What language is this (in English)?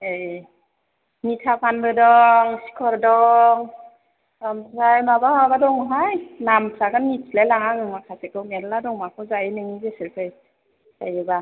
Bodo